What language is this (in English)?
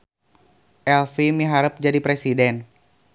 Sundanese